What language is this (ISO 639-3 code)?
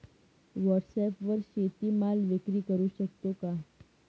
mar